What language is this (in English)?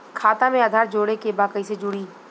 Bhojpuri